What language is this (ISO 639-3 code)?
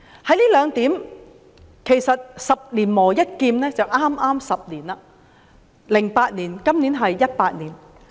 yue